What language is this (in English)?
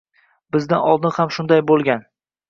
Uzbek